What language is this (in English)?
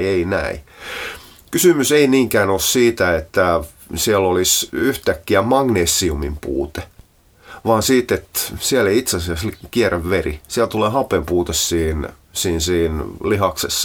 Finnish